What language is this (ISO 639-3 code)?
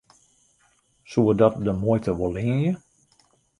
fry